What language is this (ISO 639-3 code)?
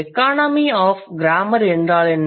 tam